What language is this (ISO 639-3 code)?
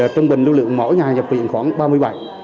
vie